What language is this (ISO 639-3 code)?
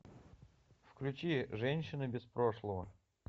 rus